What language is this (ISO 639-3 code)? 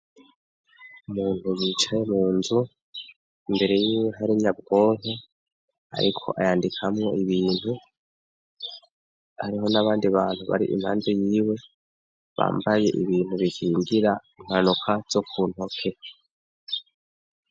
run